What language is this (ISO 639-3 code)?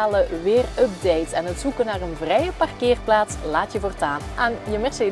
nld